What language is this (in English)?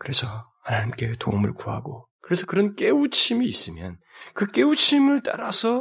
Korean